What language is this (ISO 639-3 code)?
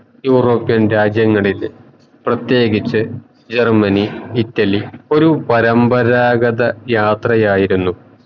mal